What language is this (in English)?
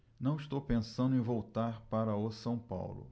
Portuguese